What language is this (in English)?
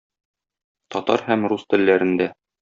Tatar